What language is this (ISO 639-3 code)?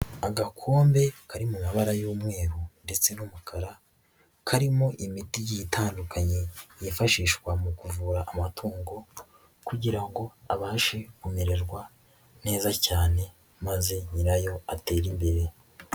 kin